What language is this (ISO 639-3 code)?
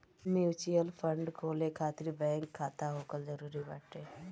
bho